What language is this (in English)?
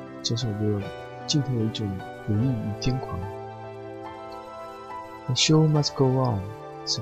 Chinese